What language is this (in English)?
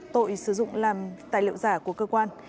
Vietnamese